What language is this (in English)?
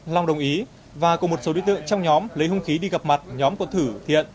Vietnamese